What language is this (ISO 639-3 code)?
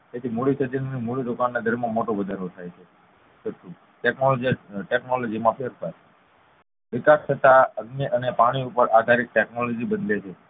guj